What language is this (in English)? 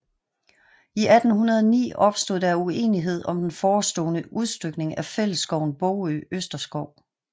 Danish